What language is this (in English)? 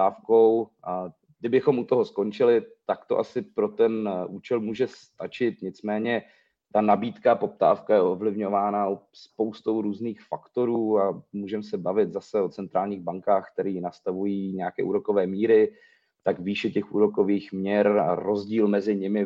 Czech